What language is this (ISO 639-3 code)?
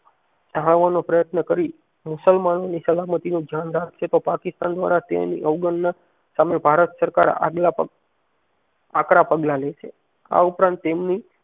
guj